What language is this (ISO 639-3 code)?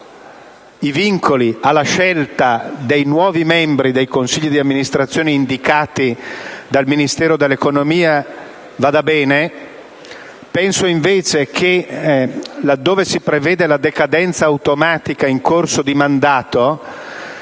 ita